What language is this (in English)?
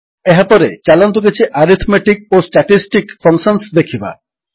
Odia